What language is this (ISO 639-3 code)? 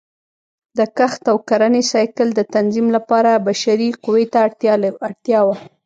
pus